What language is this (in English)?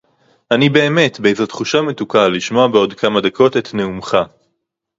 Hebrew